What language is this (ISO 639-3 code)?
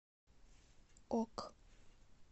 rus